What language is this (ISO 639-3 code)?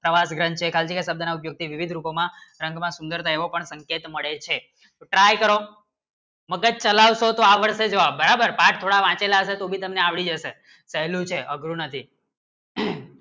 guj